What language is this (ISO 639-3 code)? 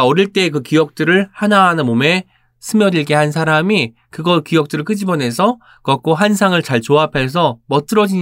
kor